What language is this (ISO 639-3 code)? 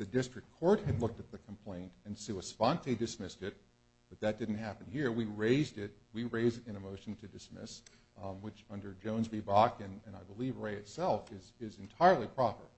eng